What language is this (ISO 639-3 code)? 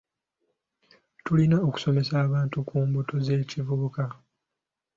lug